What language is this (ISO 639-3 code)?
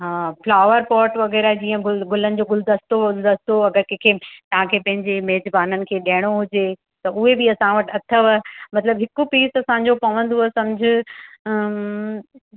snd